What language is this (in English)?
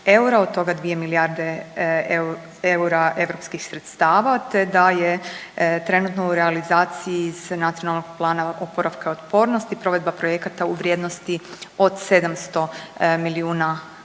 Croatian